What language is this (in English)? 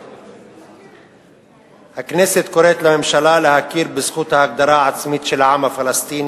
Hebrew